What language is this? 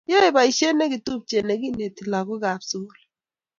Kalenjin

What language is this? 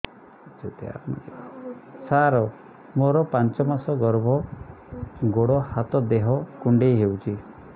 Odia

